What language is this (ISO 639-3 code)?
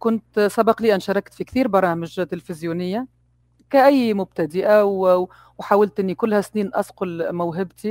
ara